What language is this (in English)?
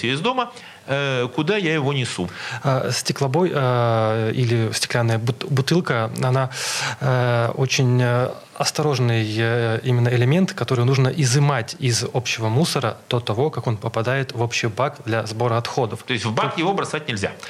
Russian